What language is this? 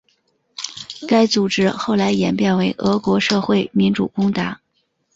Chinese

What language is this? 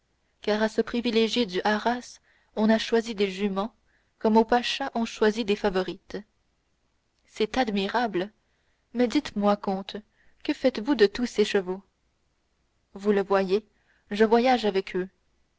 French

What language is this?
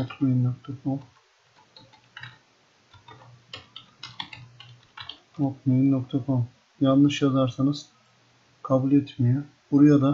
Turkish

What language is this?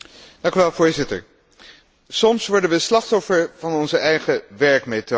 Dutch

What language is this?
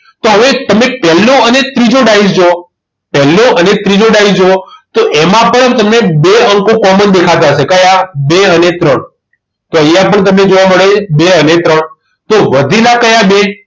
Gujarati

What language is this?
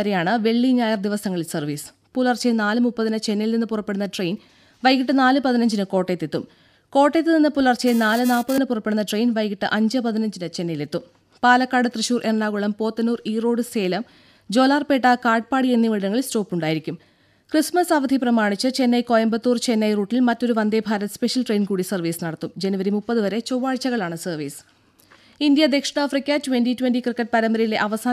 Malayalam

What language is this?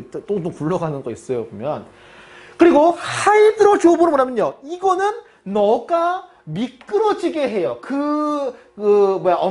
Korean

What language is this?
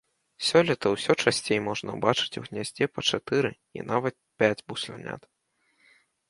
Belarusian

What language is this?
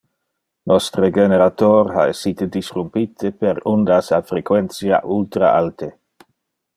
Interlingua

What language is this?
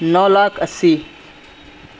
Urdu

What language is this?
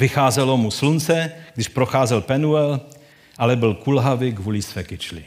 Czech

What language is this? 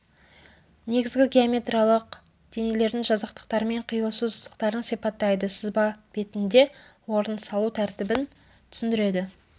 Kazakh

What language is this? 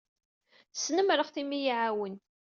Kabyle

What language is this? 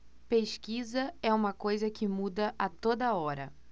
Portuguese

